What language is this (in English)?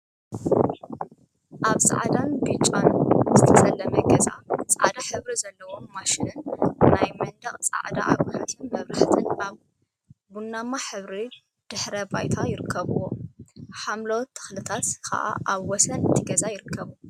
Tigrinya